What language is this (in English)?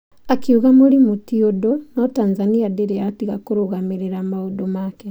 Kikuyu